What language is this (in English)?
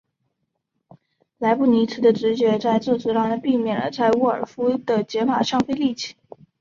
Chinese